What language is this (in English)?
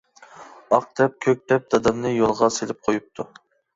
Uyghur